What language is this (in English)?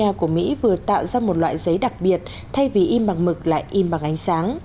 Vietnamese